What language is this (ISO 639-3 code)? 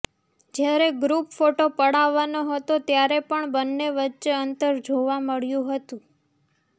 guj